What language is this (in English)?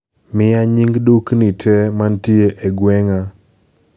Luo (Kenya and Tanzania)